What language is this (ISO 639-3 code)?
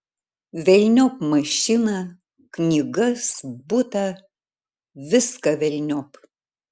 lit